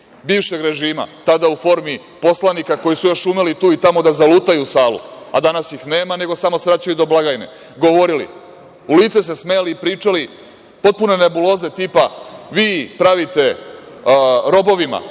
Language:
Serbian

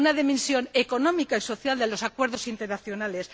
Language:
Spanish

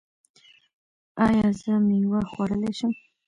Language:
Pashto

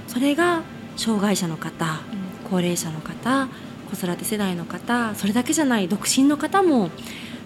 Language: Japanese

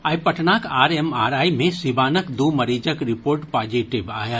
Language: Maithili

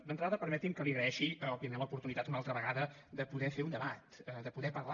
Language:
Catalan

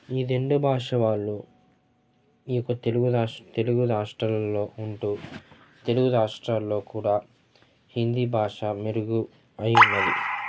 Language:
Telugu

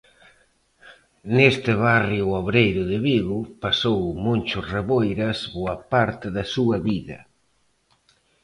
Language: Galician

